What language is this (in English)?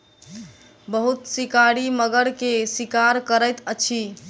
Maithili